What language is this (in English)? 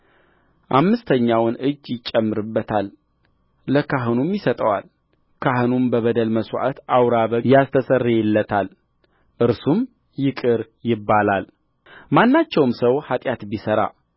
Amharic